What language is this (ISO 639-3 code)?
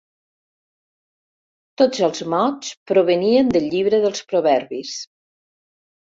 cat